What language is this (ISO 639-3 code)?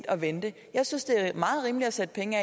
dan